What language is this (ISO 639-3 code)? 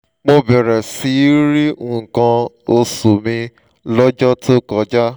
yor